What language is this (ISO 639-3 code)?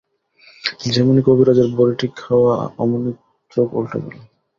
ben